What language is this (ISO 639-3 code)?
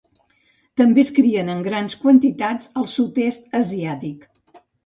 cat